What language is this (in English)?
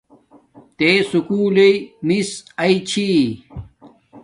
Domaaki